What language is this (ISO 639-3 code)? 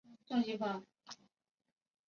zho